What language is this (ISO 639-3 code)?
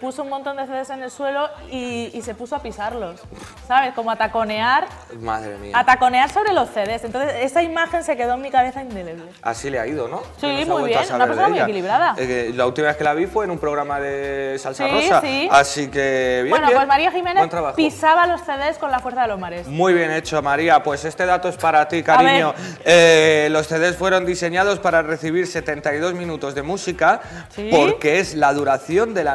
spa